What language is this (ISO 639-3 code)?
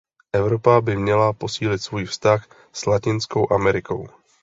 ces